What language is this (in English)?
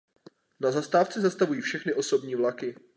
Czech